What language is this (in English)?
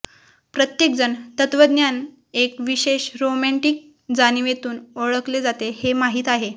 Marathi